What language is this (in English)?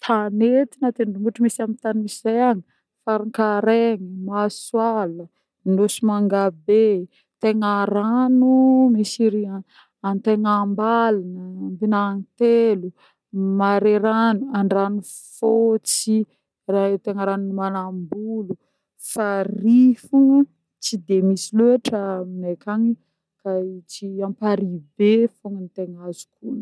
Northern Betsimisaraka Malagasy